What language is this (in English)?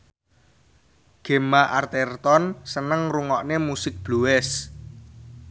Javanese